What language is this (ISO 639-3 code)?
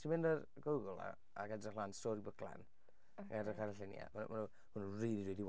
cym